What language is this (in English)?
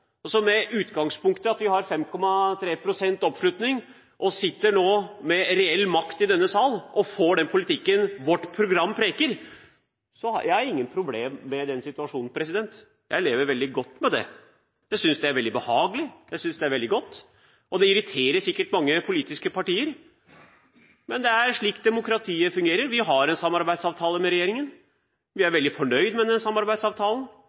Norwegian Bokmål